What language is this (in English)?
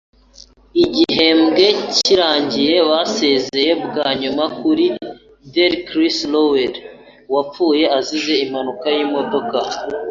Kinyarwanda